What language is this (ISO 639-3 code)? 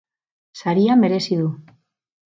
eus